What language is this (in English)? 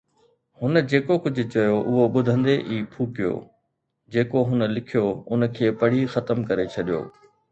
Sindhi